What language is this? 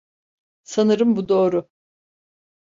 Turkish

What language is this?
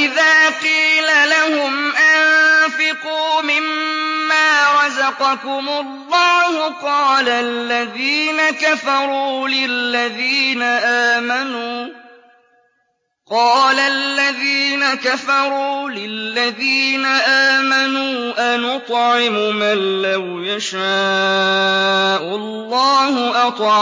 Arabic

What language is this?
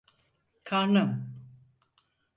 Turkish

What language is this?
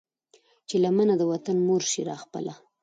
Pashto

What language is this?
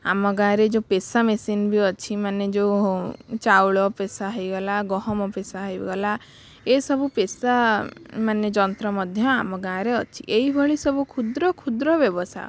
Odia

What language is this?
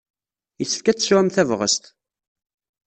Kabyle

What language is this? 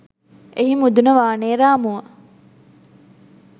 Sinhala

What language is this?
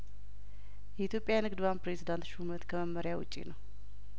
Amharic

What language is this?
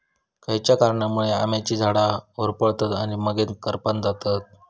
Marathi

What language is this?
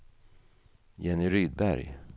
Swedish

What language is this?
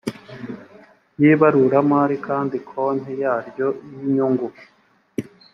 Kinyarwanda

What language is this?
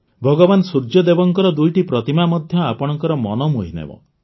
Odia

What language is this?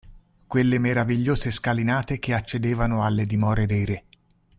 Italian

